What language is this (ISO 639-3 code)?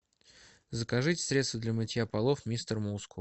rus